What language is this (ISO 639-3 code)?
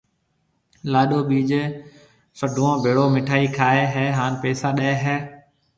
mve